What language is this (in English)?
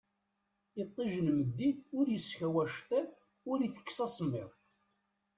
Kabyle